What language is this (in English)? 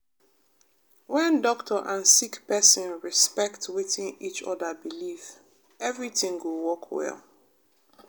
Nigerian Pidgin